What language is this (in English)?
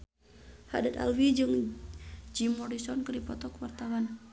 Sundanese